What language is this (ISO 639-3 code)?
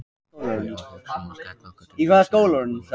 isl